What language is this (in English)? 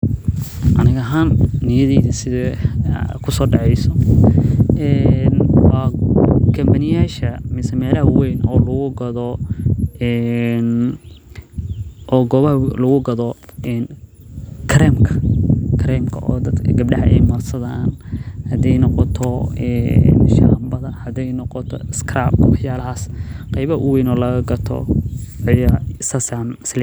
Somali